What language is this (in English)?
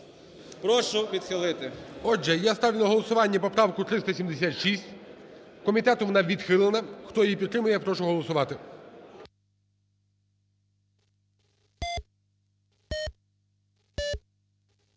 Ukrainian